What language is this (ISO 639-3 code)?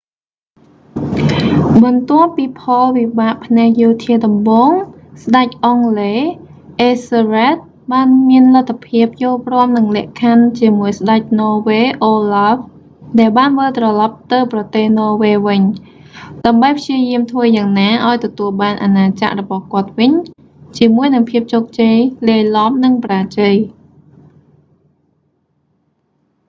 khm